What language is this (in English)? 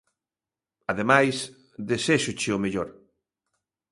Galician